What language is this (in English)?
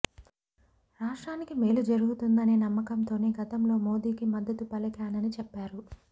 Telugu